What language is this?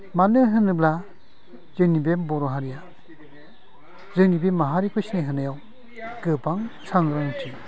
Bodo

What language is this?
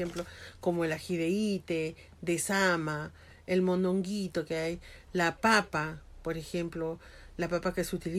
Spanish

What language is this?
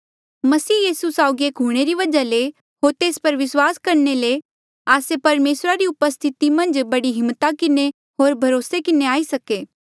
Mandeali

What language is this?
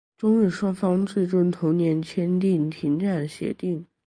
Chinese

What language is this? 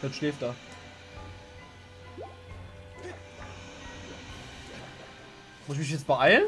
German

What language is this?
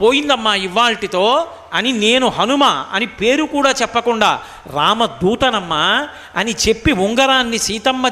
Telugu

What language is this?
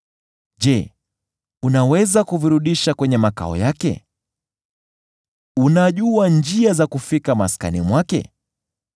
Swahili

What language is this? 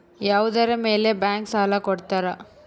Kannada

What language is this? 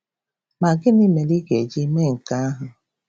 Igbo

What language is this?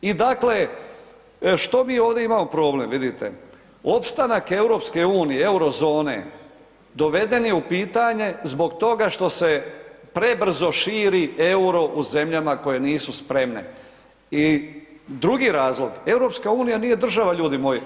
Croatian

